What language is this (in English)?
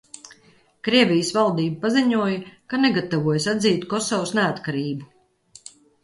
Latvian